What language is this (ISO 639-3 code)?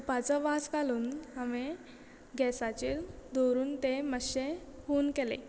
kok